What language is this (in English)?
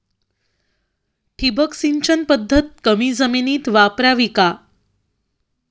Marathi